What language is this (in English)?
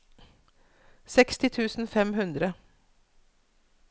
Norwegian